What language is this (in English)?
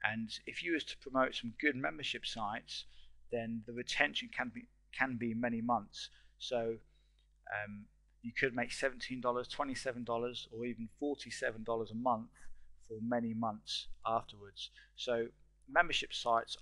English